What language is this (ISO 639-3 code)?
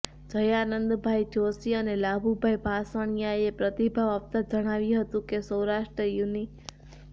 guj